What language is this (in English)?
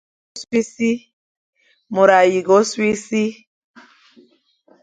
Fang